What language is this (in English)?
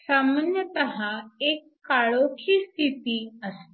Marathi